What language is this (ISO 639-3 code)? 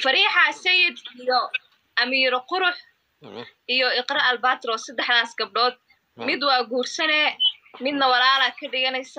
ara